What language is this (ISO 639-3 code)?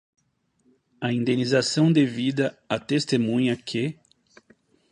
por